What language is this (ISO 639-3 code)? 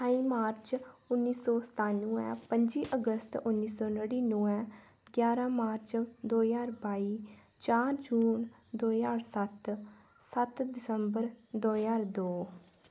doi